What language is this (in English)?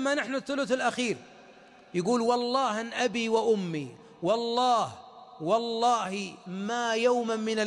Arabic